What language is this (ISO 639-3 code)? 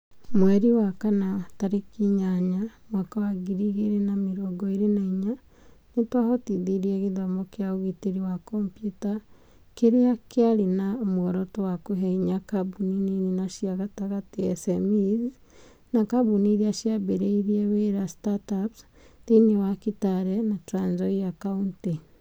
kik